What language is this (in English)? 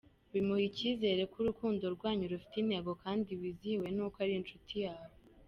Kinyarwanda